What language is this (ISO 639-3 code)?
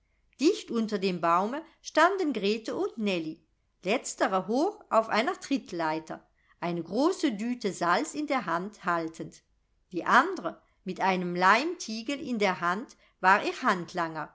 deu